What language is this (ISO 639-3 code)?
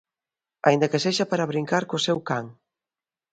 glg